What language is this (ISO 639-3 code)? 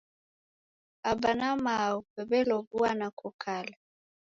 dav